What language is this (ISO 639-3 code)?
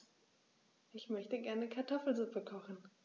deu